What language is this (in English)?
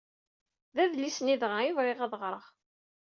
Kabyle